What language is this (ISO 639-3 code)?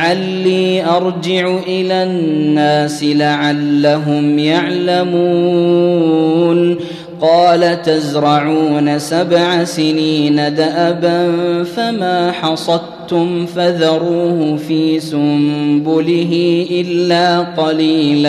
ara